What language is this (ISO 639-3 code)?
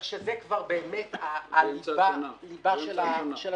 heb